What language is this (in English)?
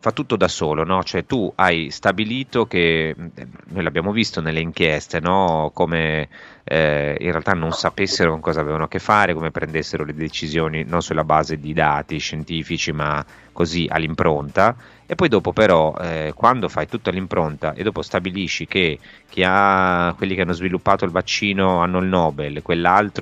Italian